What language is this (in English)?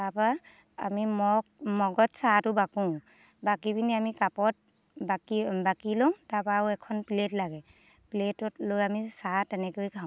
Assamese